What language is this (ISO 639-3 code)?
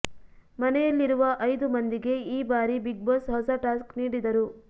kan